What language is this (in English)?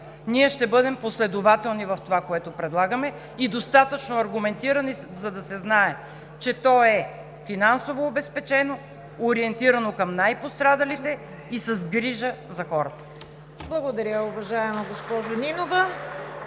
Bulgarian